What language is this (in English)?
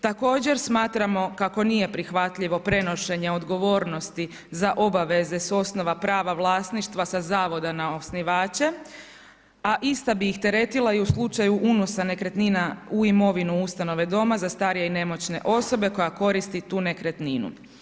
Croatian